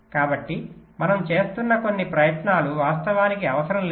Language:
Telugu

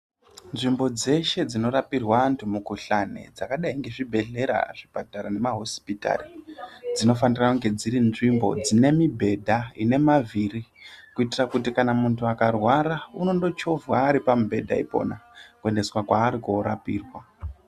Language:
Ndau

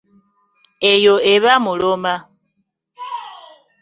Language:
Ganda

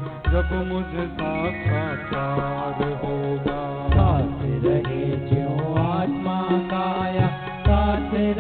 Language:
Hindi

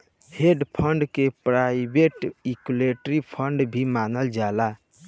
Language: Bhojpuri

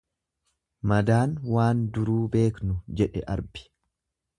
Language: Oromo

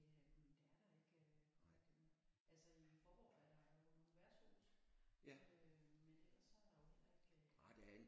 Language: Danish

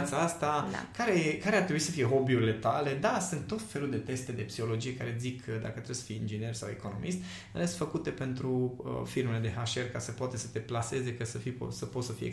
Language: Romanian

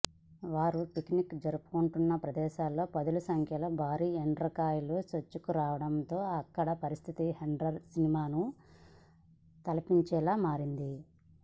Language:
Telugu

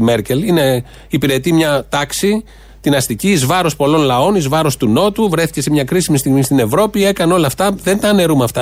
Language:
Greek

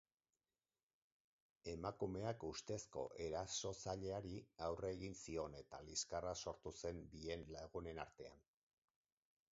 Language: Basque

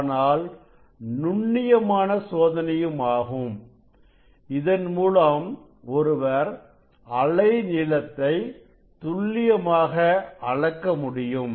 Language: Tamil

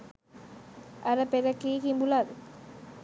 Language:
Sinhala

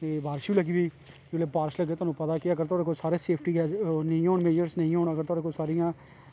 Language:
Dogri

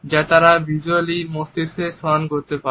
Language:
Bangla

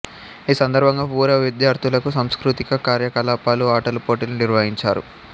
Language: Telugu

